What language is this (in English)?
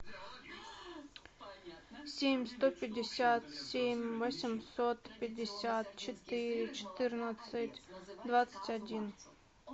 Russian